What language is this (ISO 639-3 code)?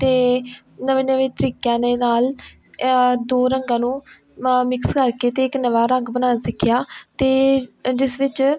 pan